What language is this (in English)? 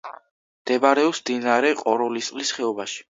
Georgian